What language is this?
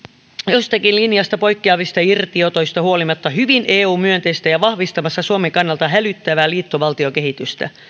Finnish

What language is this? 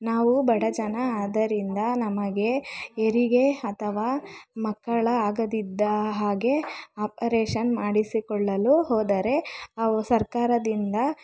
Kannada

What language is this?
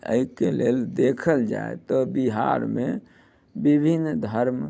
Maithili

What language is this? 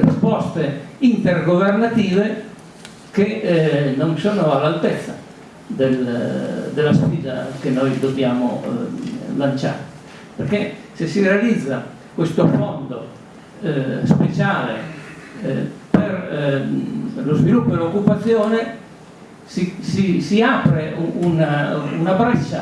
Italian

